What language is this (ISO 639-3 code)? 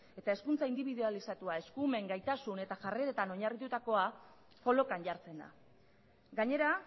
eus